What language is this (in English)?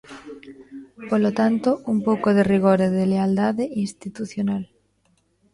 Galician